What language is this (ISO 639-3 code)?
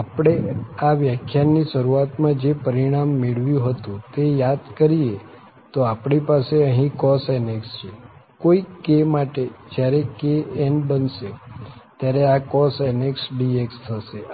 guj